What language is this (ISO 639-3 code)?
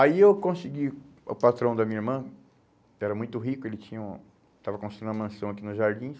por